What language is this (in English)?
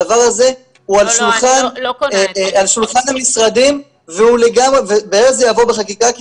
Hebrew